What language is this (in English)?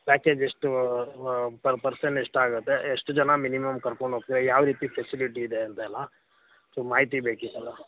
Kannada